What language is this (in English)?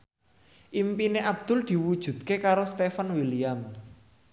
Javanese